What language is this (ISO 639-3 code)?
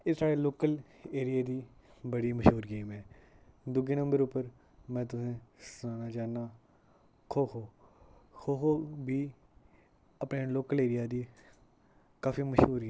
doi